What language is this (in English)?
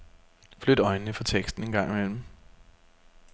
Danish